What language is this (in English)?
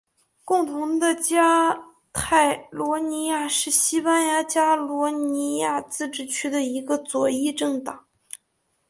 Chinese